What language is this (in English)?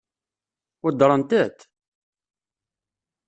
Kabyle